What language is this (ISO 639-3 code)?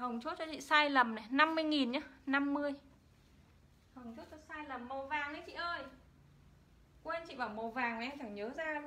vie